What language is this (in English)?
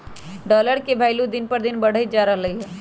Magahi